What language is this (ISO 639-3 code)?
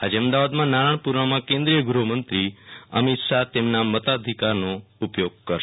guj